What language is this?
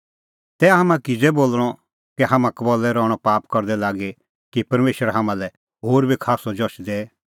Kullu Pahari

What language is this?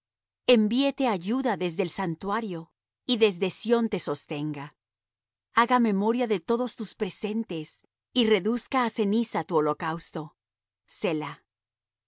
Spanish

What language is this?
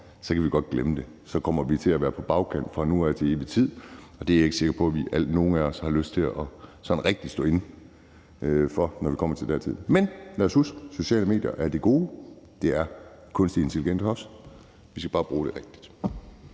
Danish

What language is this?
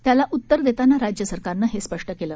Marathi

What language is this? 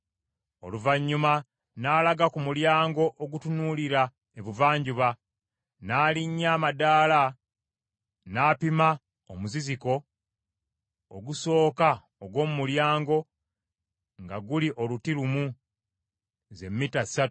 Ganda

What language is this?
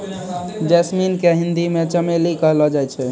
Maithili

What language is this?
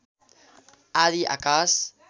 Nepali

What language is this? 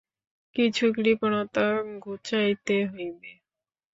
Bangla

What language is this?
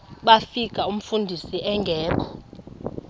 Xhosa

